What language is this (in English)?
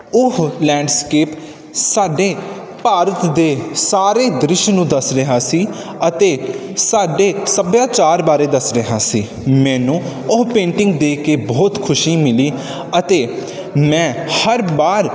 Punjabi